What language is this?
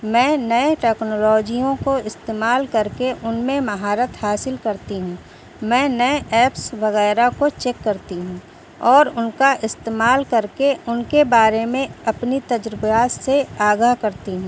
Urdu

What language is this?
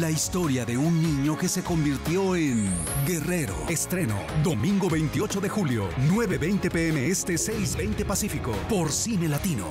Spanish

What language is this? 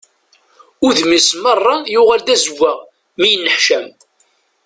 Kabyle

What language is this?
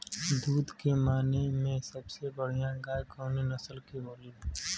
Bhojpuri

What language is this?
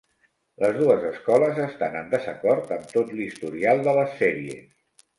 Catalan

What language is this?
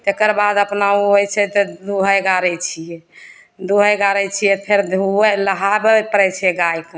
Maithili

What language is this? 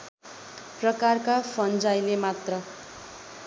Nepali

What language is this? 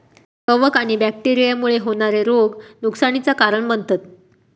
Marathi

